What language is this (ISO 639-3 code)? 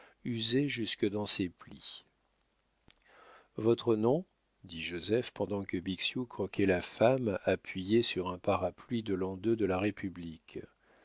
fra